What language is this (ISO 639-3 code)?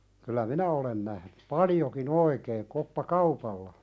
fin